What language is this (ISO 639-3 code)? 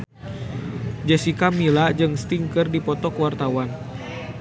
sun